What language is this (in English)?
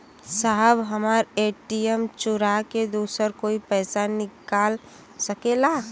Bhojpuri